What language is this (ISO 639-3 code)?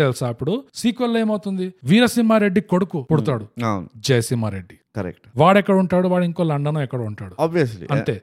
tel